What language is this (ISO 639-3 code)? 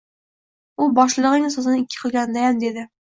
uzb